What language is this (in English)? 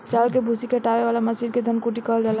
Bhojpuri